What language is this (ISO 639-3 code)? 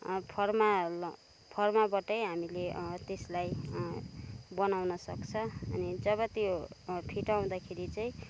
nep